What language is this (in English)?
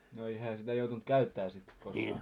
Finnish